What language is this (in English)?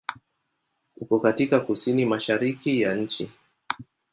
Swahili